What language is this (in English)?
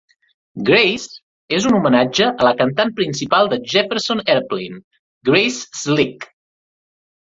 Catalan